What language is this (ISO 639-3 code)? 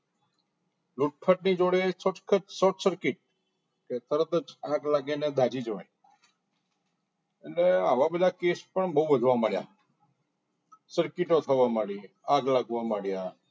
guj